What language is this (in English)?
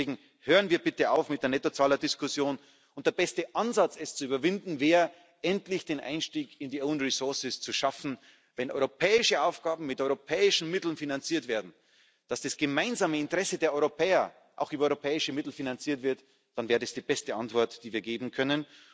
German